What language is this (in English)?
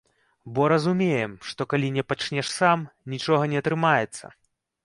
Belarusian